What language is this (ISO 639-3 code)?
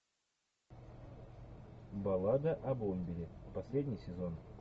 rus